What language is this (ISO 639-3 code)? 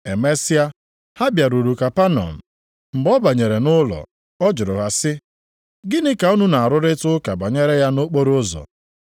ibo